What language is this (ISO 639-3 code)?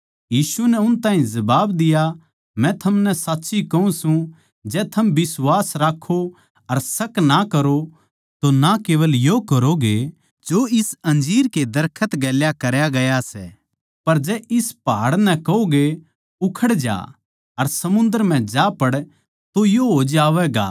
bgc